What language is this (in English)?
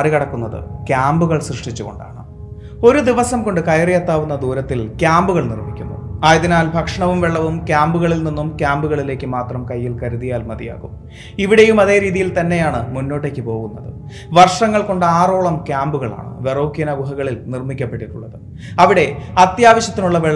Malayalam